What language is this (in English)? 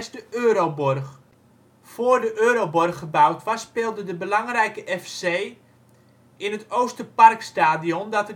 Dutch